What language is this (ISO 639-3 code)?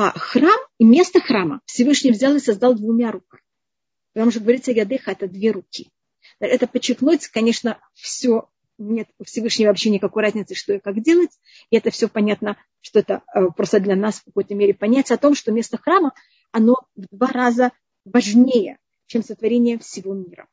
rus